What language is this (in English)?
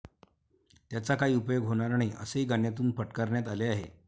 Marathi